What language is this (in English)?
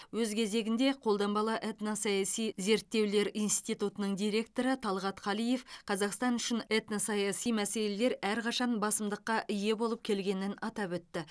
Kazakh